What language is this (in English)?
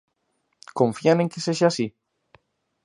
Galician